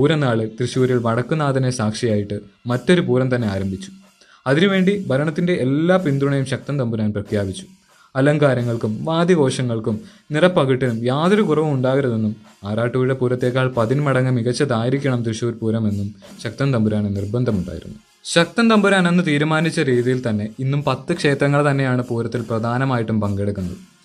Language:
Malayalam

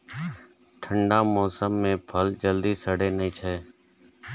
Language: Maithili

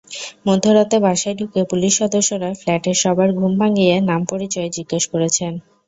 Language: Bangla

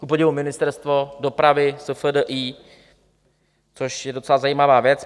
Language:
Czech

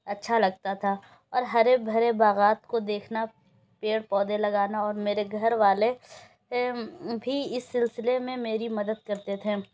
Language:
Urdu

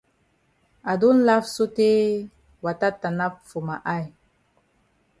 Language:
Cameroon Pidgin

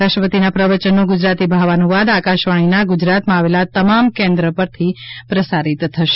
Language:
Gujarati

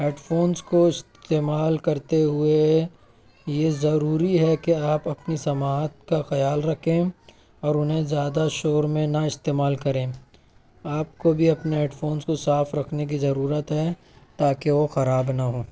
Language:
Urdu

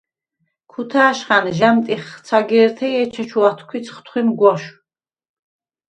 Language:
Svan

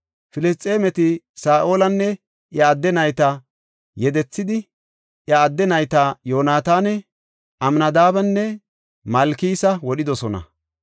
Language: Gofa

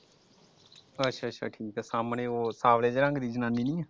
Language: Punjabi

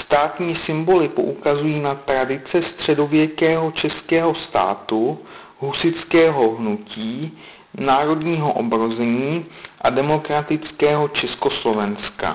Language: Czech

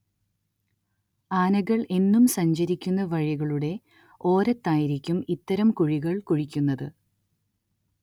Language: Malayalam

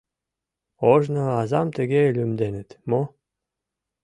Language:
Mari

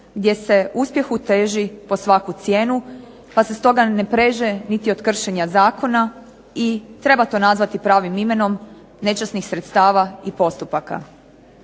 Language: Croatian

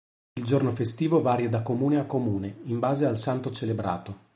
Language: Italian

